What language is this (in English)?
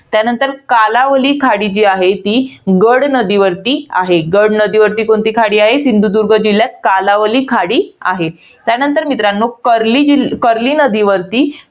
Marathi